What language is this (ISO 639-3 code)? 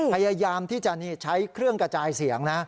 tha